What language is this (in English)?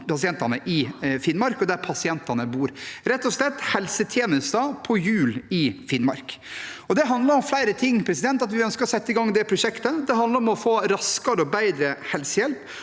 Norwegian